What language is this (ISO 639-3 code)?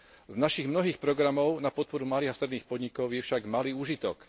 slk